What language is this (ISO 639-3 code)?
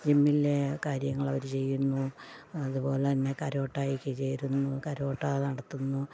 mal